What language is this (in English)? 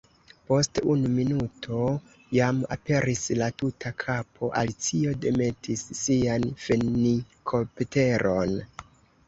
Esperanto